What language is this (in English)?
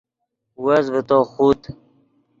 Yidgha